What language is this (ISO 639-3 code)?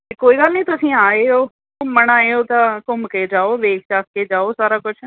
pan